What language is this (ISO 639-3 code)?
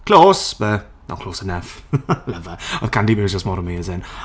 cym